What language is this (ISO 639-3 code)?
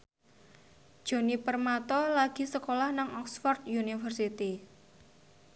jav